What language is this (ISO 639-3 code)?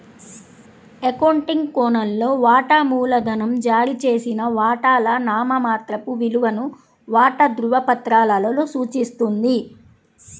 tel